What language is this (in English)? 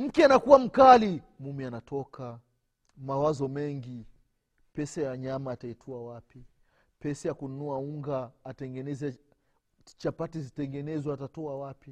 Swahili